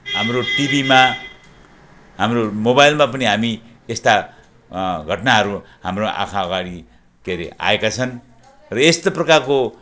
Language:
Nepali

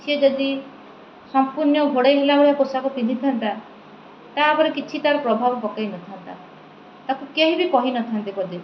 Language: Odia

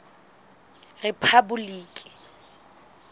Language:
Southern Sotho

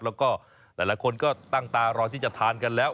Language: Thai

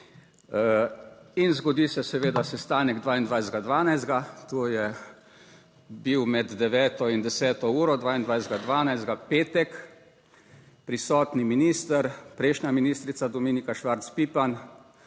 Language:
Slovenian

